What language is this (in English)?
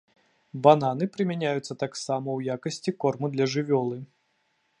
Belarusian